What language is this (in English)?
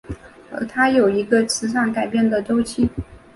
Chinese